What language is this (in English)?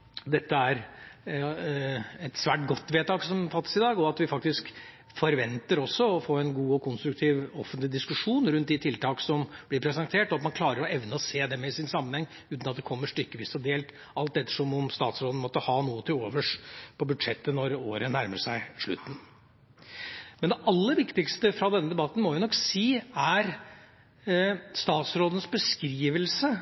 Norwegian Bokmål